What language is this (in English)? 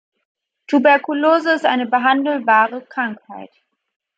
German